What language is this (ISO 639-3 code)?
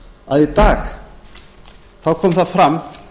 isl